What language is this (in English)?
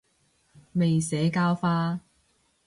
Cantonese